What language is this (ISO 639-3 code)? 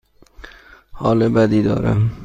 fas